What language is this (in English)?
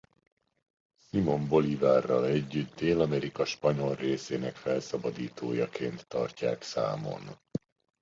Hungarian